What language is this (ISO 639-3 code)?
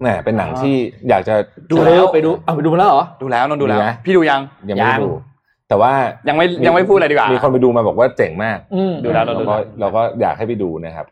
tha